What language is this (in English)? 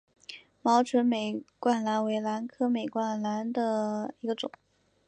Chinese